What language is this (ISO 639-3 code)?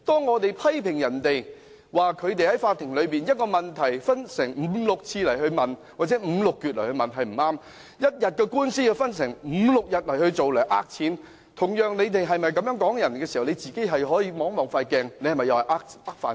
yue